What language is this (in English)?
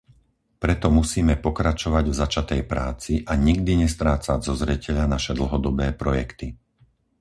Slovak